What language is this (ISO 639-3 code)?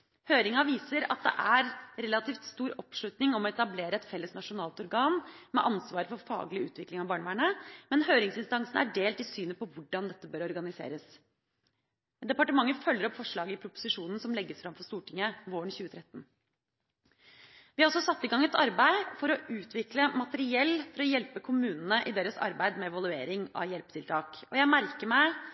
nob